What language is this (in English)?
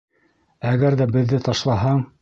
Bashkir